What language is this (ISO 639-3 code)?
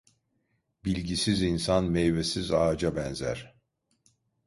tur